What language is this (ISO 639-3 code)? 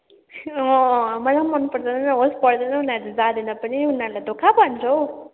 nep